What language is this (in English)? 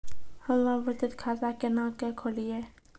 Maithili